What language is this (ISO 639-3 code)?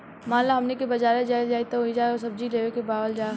bho